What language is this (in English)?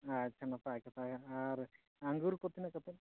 Santali